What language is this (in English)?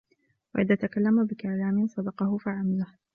Arabic